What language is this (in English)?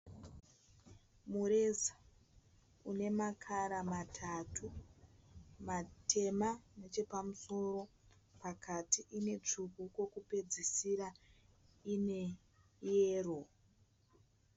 Shona